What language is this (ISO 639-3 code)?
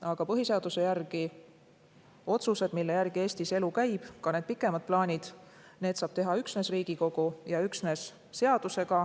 est